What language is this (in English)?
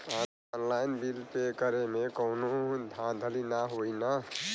Bhojpuri